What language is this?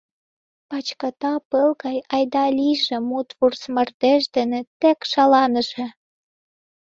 Mari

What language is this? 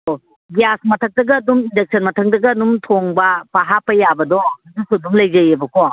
Manipuri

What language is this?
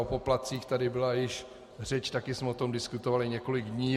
Czech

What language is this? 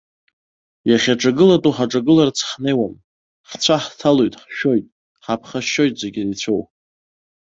Abkhazian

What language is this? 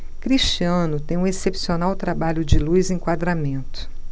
Portuguese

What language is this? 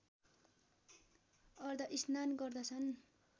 Nepali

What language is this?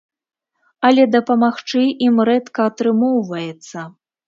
Belarusian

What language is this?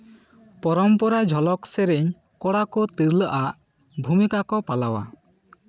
Santali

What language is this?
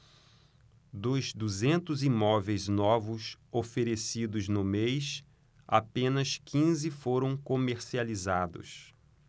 Portuguese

